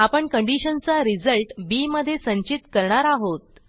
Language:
Marathi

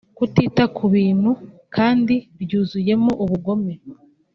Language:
Kinyarwanda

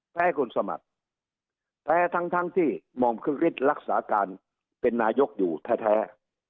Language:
Thai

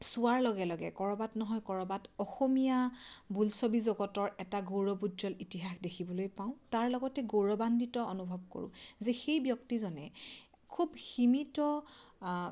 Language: Assamese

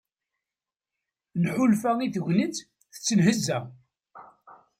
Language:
Kabyle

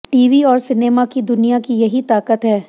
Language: Hindi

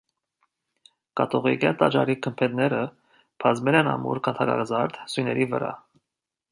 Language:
Armenian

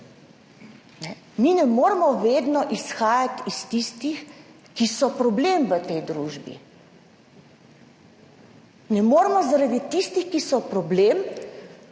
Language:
Slovenian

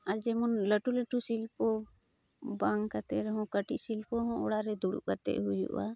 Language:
Santali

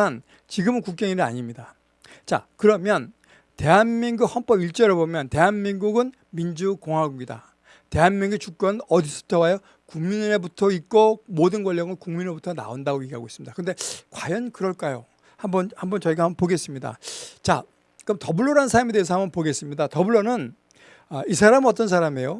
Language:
Korean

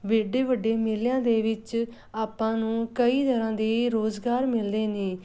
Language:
Punjabi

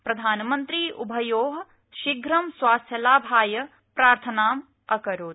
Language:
Sanskrit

